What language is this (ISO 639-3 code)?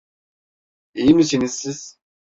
tur